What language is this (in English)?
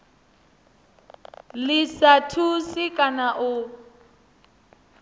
Venda